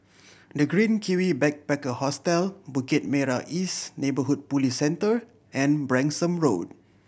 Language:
English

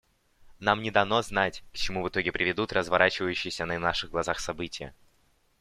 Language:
Russian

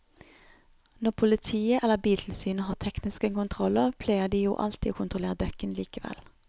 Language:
Norwegian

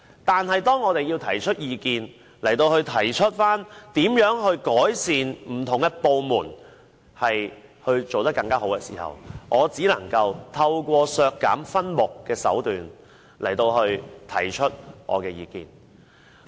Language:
Cantonese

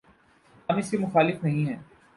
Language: Urdu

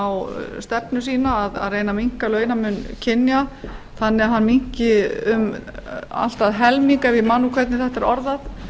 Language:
Icelandic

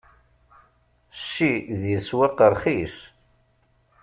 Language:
Kabyle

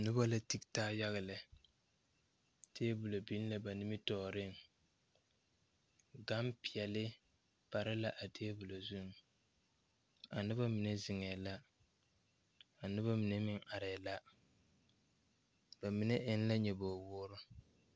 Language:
Southern Dagaare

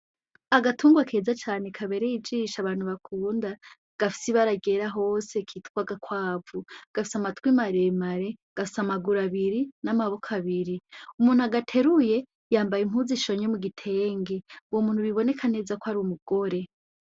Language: Rundi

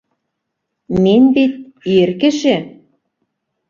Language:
Bashkir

